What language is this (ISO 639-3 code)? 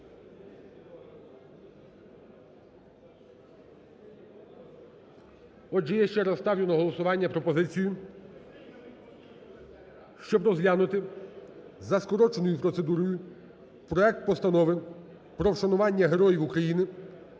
ukr